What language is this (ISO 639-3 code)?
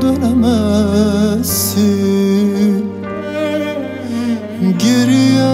tur